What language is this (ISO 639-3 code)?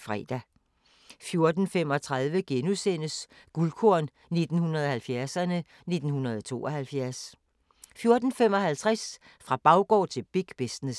dan